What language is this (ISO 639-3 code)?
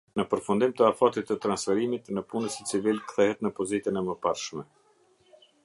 sqi